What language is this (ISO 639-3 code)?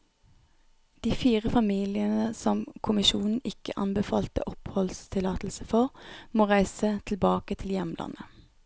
nor